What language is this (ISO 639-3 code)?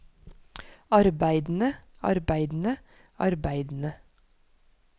nor